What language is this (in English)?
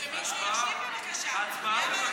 Hebrew